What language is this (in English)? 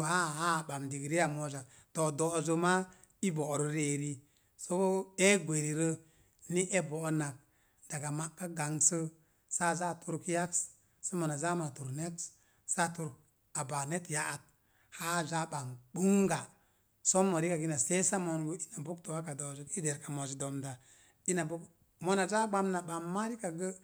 Mom Jango